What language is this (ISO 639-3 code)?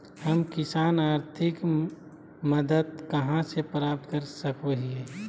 mag